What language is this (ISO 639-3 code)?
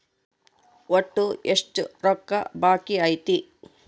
kan